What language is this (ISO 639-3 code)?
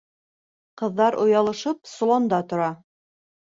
bak